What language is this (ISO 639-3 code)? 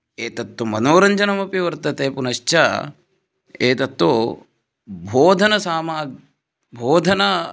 san